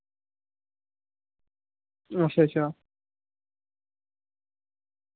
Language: Dogri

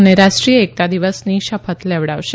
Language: Gujarati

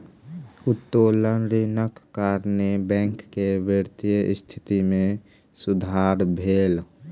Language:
Maithili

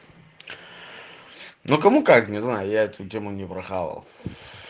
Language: Russian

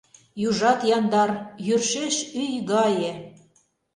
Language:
Mari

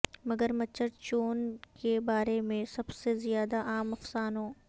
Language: Urdu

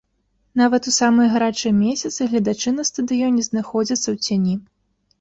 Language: Belarusian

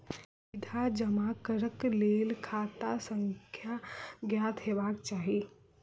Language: Maithili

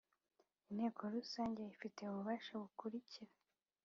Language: Kinyarwanda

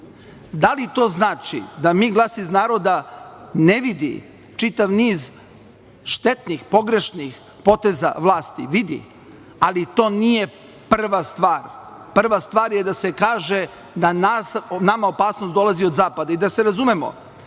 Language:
Serbian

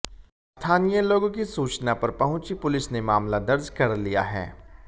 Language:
Hindi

